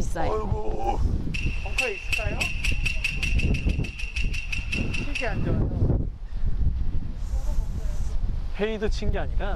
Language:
Korean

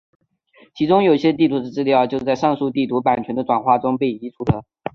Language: Chinese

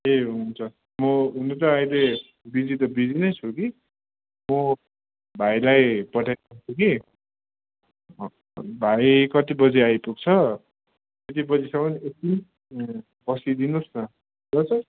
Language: Nepali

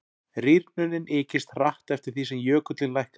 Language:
Icelandic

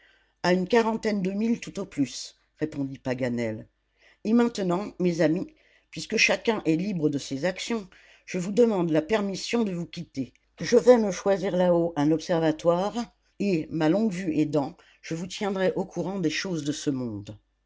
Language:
French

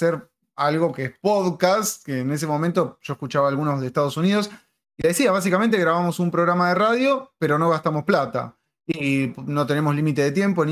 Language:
Spanish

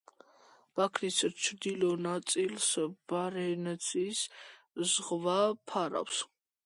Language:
Georgian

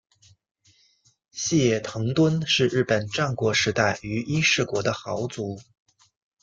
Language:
Chinese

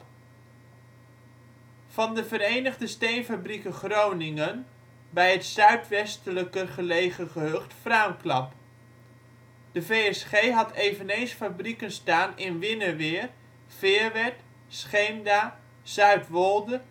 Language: Dutch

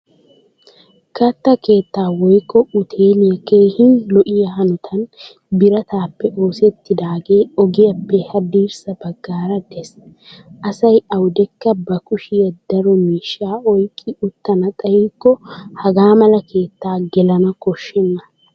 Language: Wolaytta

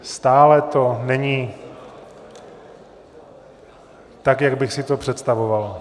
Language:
Czech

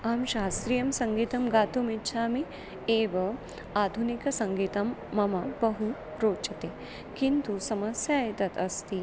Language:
Sanskrit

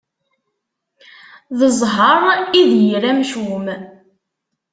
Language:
Kabyle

